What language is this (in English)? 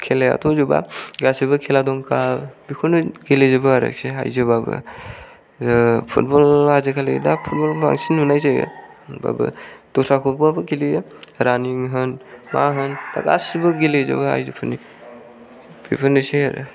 Bodo